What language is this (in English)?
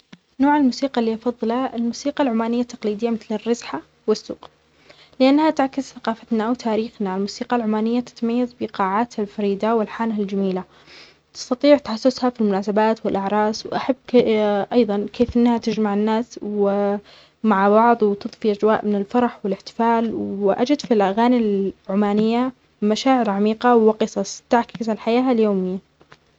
Omani Arabic